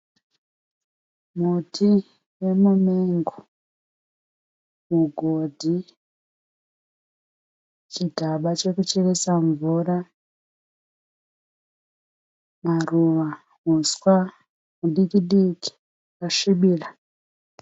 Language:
Shona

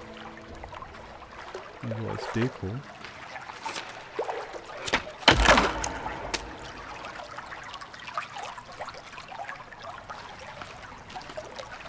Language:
German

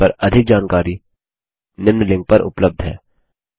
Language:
Hindi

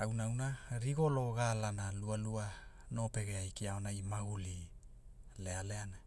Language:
Hula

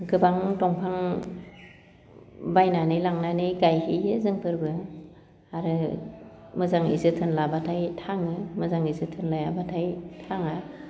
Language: Bodo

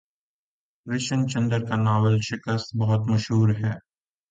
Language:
Urdu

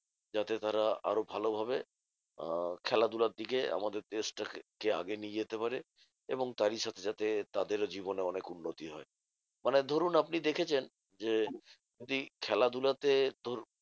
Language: Bangla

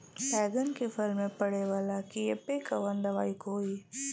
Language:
Bhojpuri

